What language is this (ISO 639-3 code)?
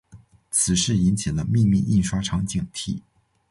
zho